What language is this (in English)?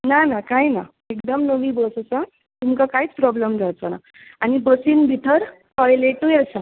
Konkani